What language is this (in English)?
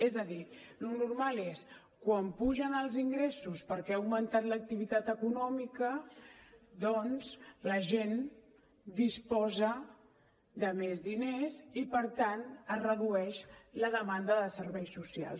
Catalan